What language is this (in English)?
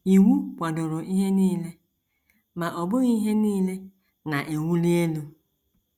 Igbo